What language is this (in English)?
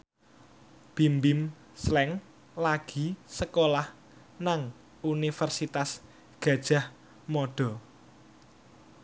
Javanese